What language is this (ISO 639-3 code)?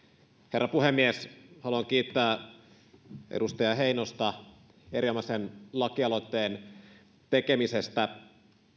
fin